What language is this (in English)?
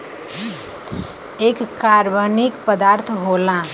Bhojpuri